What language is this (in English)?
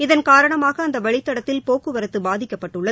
Tamil